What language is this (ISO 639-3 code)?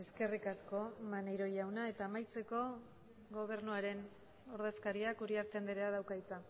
eus